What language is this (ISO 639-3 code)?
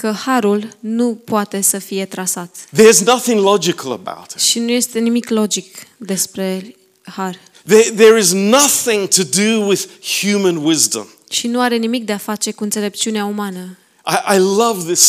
ron